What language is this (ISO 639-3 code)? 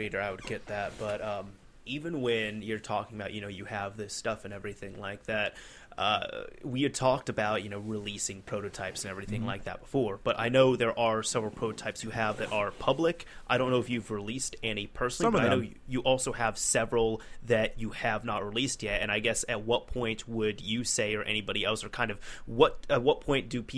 eng